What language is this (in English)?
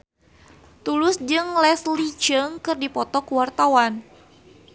Sundanese